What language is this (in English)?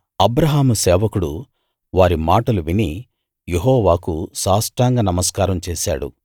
Telugu